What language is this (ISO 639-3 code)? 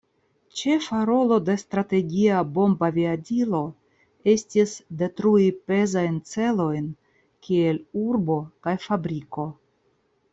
epo